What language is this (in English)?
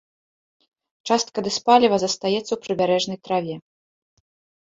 Belarusian